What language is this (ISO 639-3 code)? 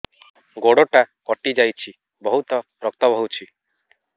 ori